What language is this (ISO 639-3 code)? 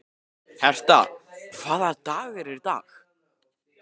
isl